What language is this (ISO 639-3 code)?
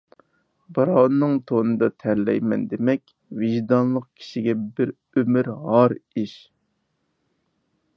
uig